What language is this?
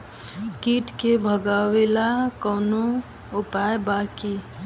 Bhojpuri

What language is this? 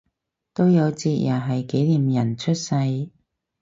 Cantonese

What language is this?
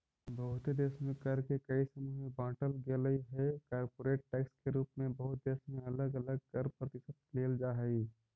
Magahi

